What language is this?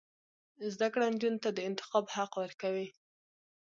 Pashto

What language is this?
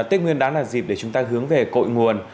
Vietnamese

